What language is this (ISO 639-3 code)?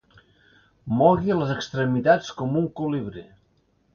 cat